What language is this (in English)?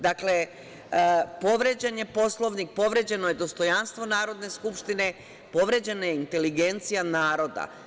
Serbian